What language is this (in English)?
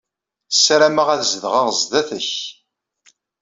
Kabyle